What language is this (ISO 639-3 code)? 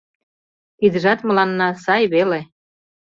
chm